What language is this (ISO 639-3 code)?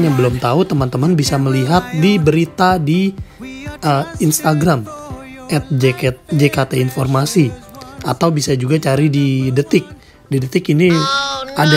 ind